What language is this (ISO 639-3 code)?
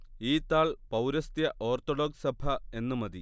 mal